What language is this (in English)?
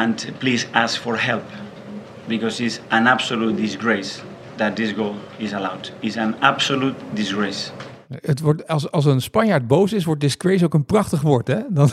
Dutch